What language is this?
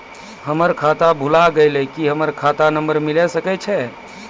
Maithili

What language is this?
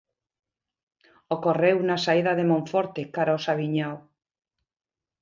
Galician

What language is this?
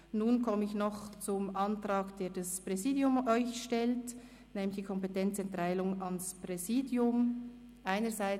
Swiss German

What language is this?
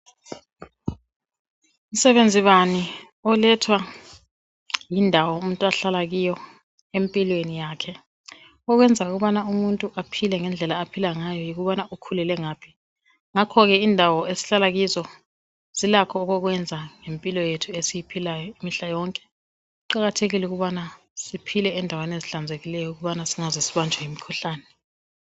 North Ndebele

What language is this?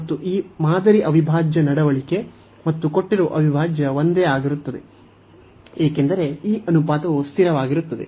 Kannada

